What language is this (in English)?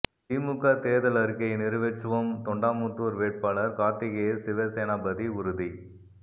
Tamil